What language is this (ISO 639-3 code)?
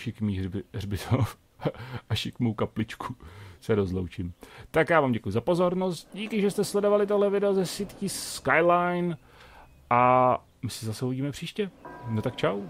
ces